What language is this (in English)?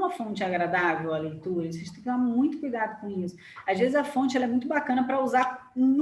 Portuguese